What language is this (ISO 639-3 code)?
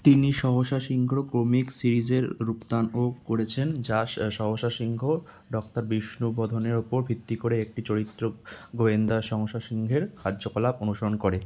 ben